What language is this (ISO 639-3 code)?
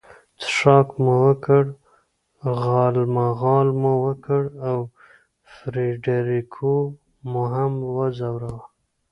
pus